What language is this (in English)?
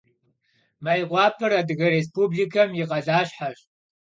Kabardian